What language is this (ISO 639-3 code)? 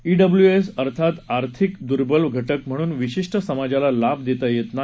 mar